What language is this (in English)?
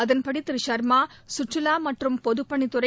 Tamil